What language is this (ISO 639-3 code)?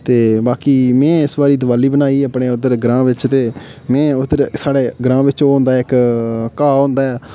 doi